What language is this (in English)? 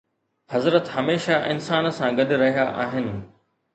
Sindhi